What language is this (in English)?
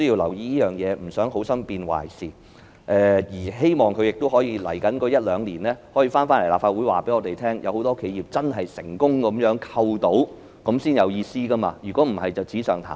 Cantonese